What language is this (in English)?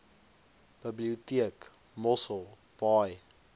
Afrikaans